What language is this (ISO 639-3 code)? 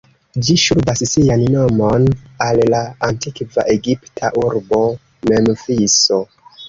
epo